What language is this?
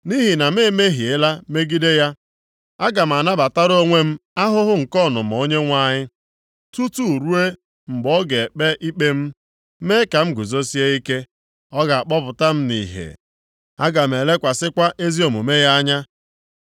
Igbo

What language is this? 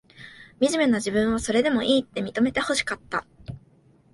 Japanese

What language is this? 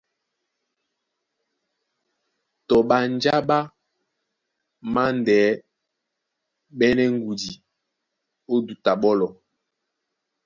Duala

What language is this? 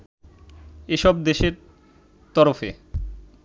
Bangla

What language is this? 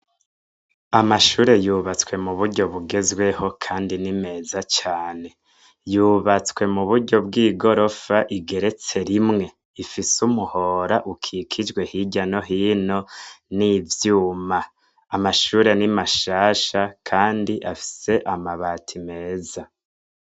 Rundi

